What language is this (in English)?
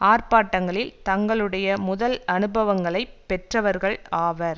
Tamil